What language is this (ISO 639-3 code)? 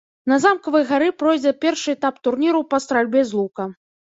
bel